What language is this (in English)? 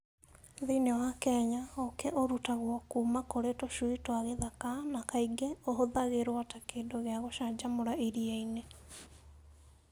Kikuyu